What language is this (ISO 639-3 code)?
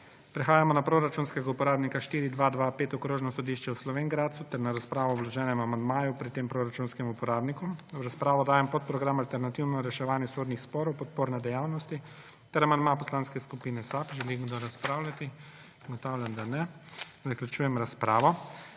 slv